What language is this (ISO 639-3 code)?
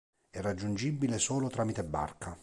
ita